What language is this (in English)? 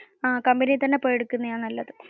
Malayalam